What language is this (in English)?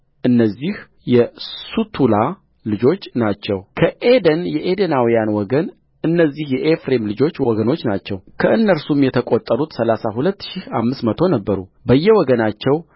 Amharic